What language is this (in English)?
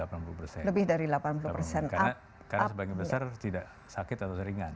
Indonesian